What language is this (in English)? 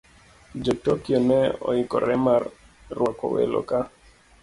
Luo (Kenya and Tanzania)